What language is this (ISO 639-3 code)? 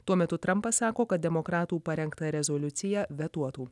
lit